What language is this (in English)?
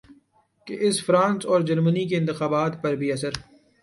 Urdu